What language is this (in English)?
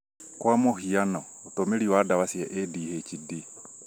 Kikuyu